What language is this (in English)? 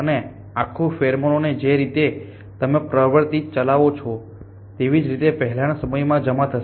Gujarati